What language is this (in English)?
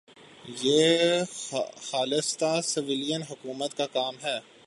Urdu